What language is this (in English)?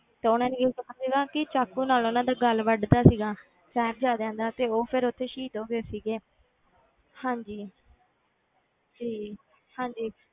Punjabi